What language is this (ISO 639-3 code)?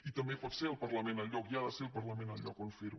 cat